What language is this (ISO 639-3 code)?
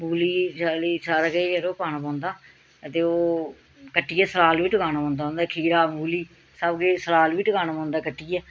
doi